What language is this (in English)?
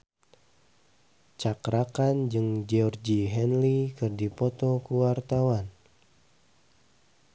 Sundanese